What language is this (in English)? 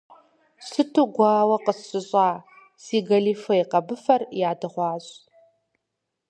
Kabardian